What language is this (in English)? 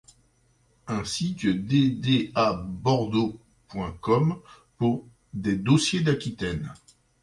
French